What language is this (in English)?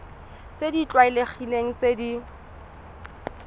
Tswana